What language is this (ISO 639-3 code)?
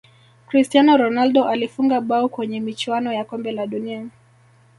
swa